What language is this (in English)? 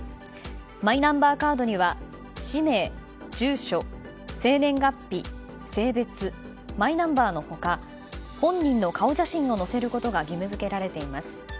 Japanese